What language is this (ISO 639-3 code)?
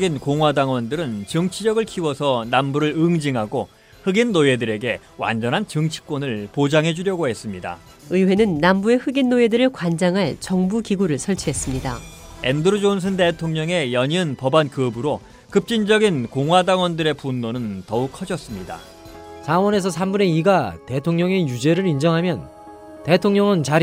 kor